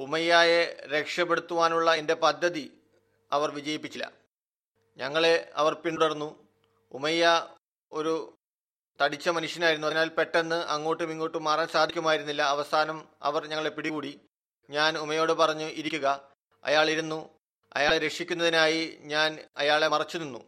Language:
Malayalam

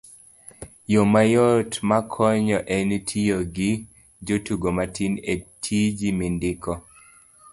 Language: Luo (Kenya and Tanzania)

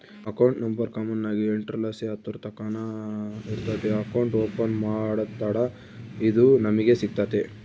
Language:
Kannada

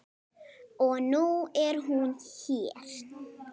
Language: Icelandic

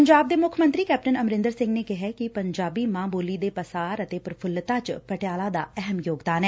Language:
Punjabi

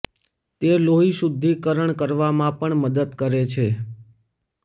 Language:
Gujarati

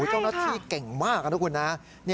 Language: Thai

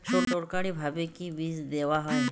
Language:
Bangla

